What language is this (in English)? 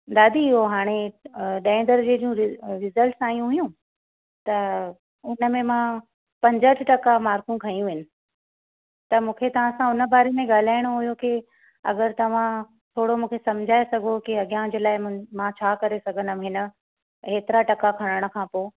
Sindhi